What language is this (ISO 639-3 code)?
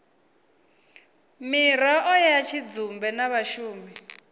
ven